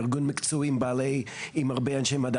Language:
Hebrew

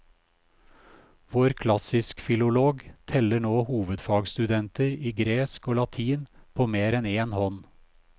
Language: Norwegian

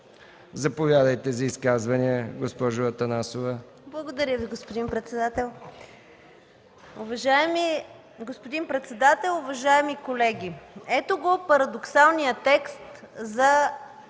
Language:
Bulgarian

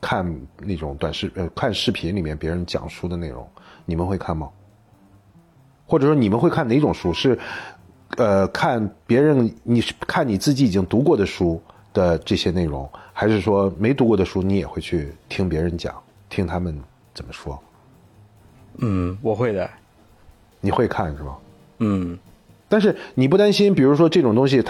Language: Chinese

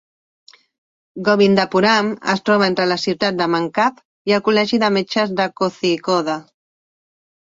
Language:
Catalan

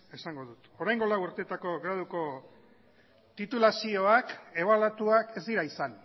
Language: Basque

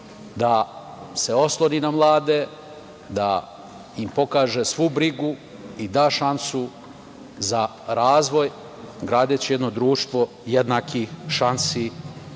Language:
Serbian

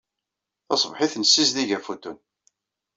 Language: Kabyle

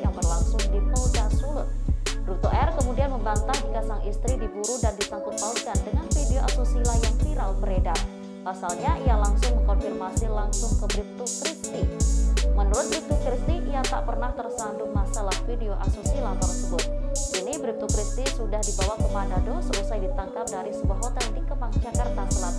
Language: Indonesian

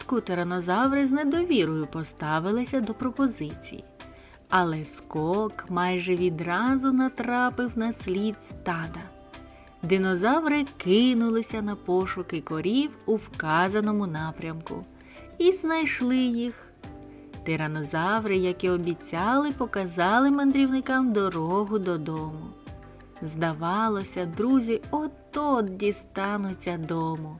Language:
Ukrainian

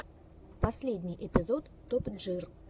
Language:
Russian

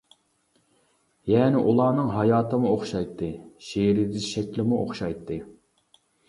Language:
Uyghur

